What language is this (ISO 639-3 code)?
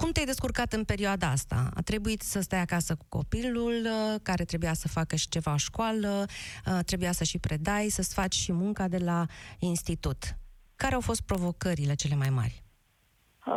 ron